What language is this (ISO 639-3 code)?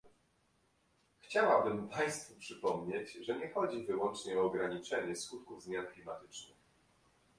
pol